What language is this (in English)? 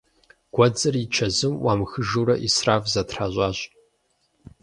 Kabardian